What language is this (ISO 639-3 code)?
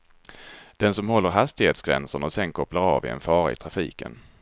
swe